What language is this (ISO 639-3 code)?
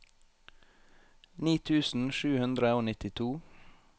nor